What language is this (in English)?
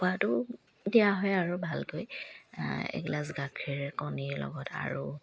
Assamese